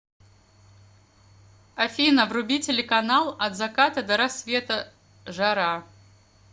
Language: Russian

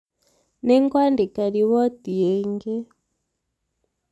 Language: Kikuyu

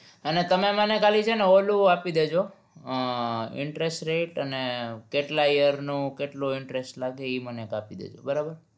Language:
Gujarati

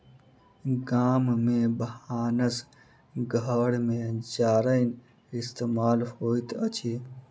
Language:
Maithili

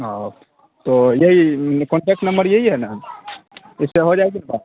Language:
Urdu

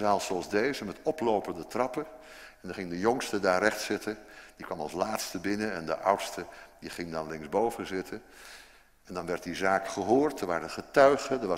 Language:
Dutch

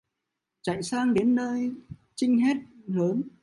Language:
Vietnamese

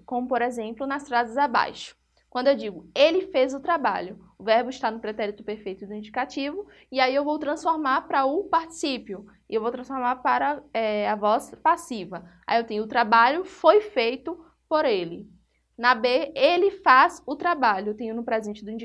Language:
Portuguese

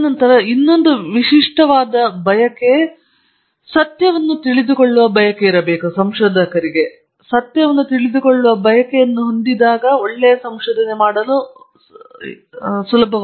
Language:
Kannada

